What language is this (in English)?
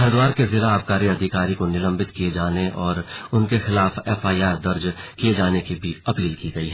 Hindi